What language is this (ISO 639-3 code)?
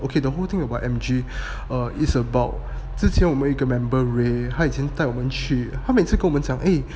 eng